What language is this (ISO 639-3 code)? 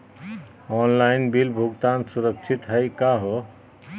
mag